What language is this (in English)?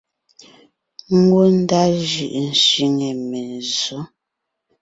Ngiemboon